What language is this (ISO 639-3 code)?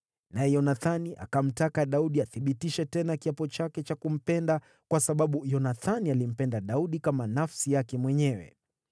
swa